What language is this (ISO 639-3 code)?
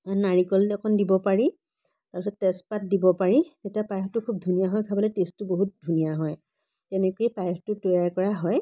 asm